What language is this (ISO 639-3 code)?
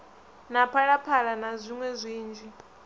ven